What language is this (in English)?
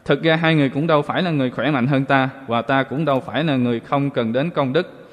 Vietnamese